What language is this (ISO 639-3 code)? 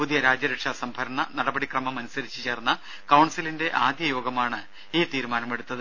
mal